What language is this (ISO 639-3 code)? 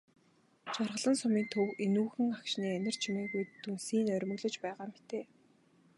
mon